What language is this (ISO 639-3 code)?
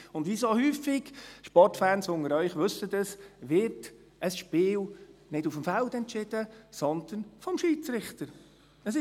gsw